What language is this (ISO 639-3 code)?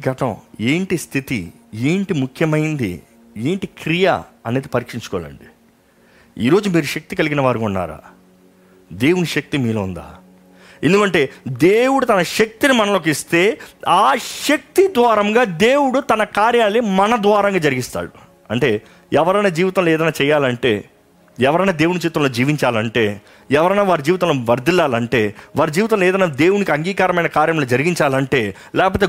tel